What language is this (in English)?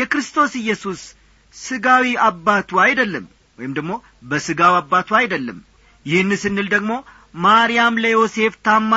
Amharic